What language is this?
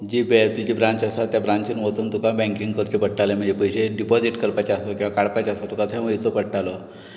Konkani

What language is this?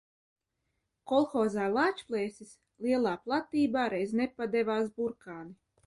Latvian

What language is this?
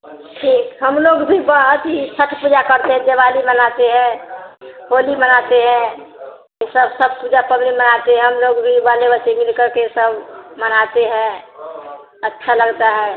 Hindi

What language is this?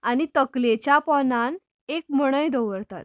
Konkani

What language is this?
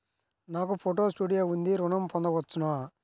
Telugu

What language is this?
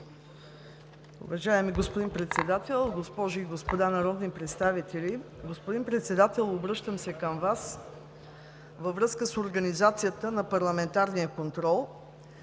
Bulgarian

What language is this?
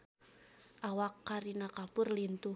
Sundanese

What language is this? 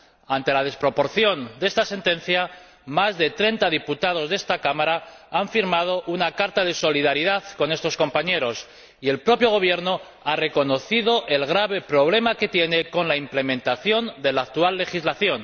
Spanish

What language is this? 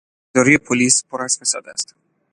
Persian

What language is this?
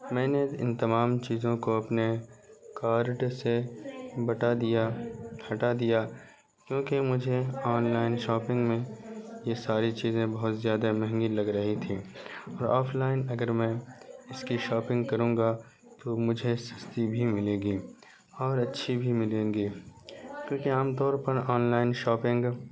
Urdu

